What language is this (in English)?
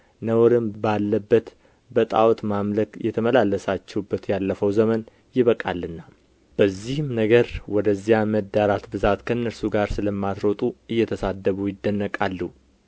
Amharic